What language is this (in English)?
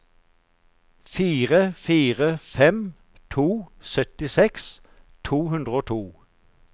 Norwegian